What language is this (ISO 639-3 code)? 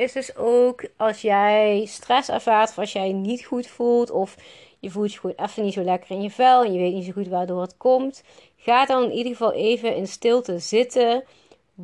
nld